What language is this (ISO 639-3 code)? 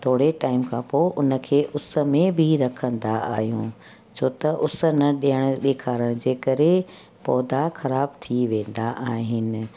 snd